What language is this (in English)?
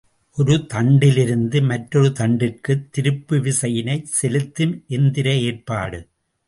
Tamil